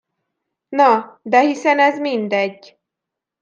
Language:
Hungarian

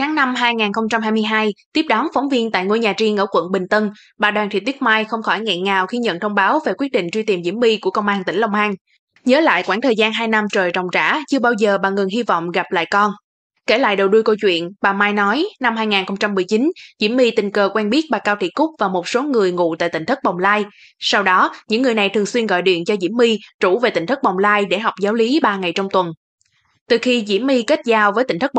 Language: Vietnamese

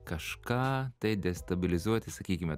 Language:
Lithuanian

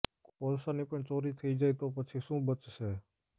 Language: Gujarati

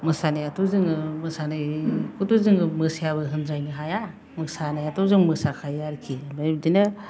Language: Bodo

